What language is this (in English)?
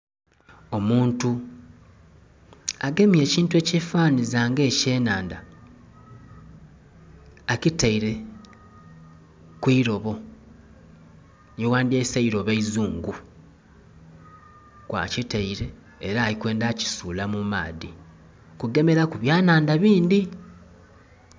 Soga